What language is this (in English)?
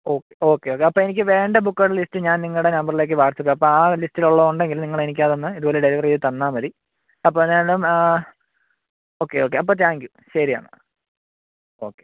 Malayalam